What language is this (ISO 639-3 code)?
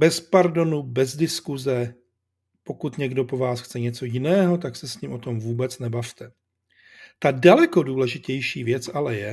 ces